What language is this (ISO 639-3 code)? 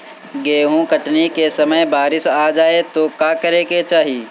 bho